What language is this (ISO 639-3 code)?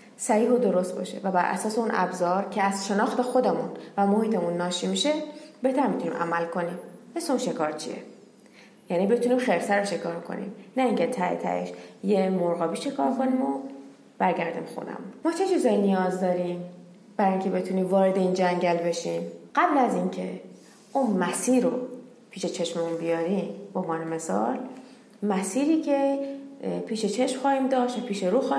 fas